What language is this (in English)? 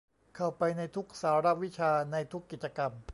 Thai